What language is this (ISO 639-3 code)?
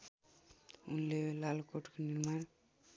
nep